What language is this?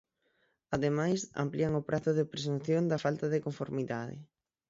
Galician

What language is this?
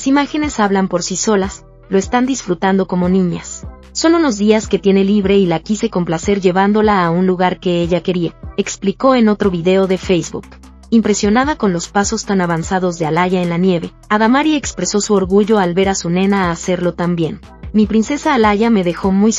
Spanish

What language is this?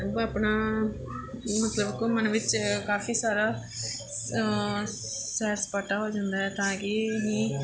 Punjabi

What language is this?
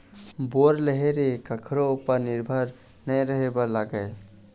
Chhattisgarhi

